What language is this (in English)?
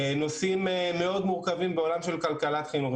Hebrew